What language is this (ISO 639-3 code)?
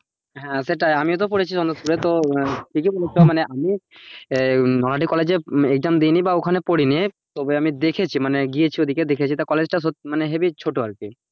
ben